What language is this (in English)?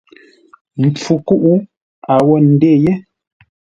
Ngombale